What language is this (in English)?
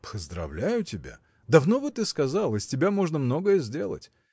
Russian